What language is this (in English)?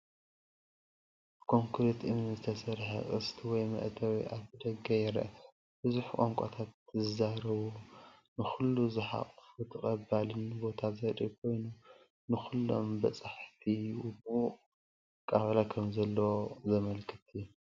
Tigrinya